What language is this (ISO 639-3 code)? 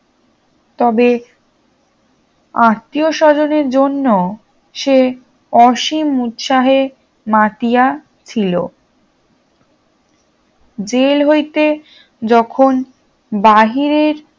ben